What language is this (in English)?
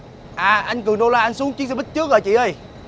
Vietnamese